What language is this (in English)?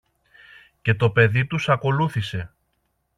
Greek